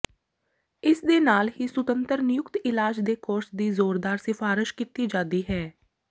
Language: Punjabi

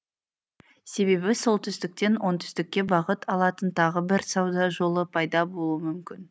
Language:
Kazakh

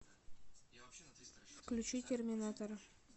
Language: Russian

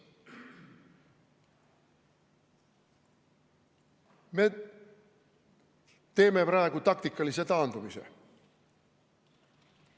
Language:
Estonian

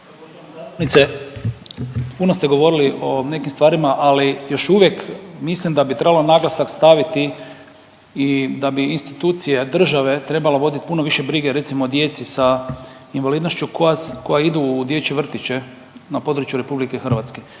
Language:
Croatian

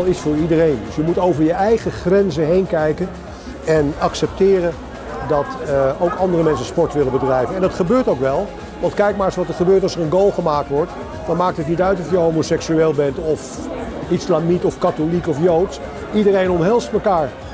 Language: Dutch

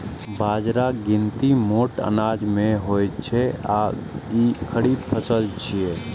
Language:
Maithili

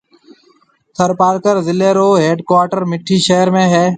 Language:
Marwari (Pakistan)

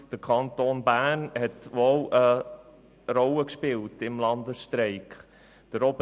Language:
Swiss German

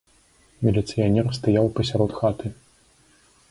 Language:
Belarusian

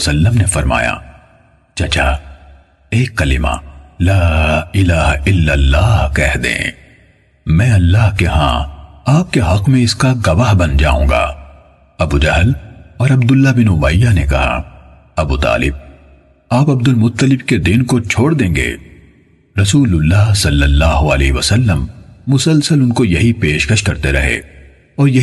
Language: Urdu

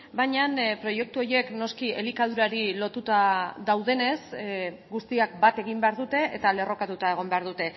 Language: Basque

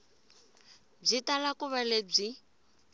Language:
Tsonga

